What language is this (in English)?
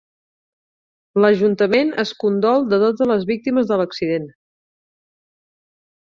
Catalan